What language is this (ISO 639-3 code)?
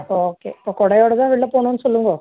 tam